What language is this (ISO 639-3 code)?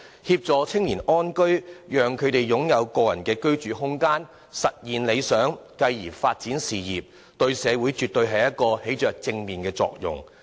yue